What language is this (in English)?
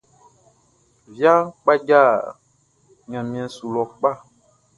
Baoulé